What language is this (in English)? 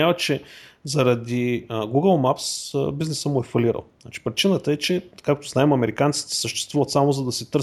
Bulgarian